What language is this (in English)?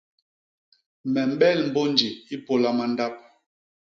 Basaa